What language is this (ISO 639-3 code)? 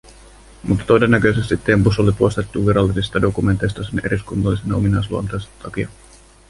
fin